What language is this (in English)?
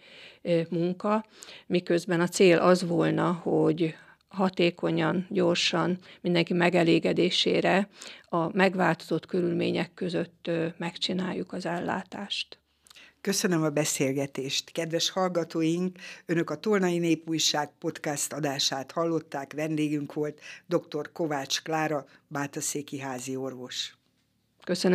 Hungarian